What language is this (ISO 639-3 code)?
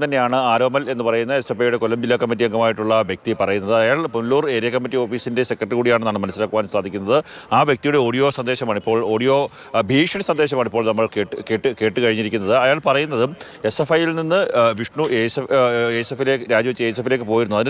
mal